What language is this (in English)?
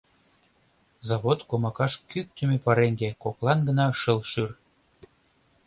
Mari